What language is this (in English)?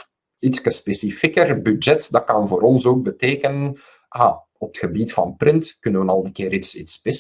Dutch